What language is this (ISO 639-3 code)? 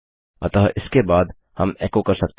hin